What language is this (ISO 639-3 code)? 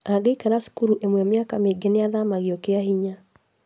kik